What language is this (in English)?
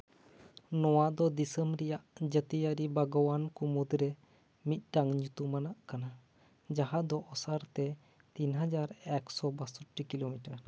Santali